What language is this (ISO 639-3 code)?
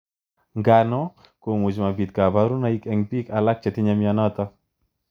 kln